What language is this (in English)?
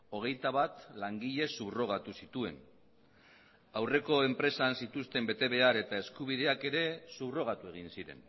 Basque